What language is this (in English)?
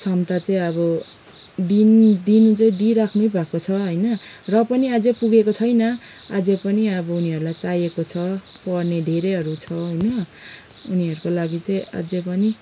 Nepali